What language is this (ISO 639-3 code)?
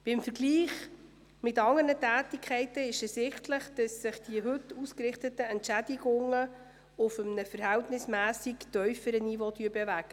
gsw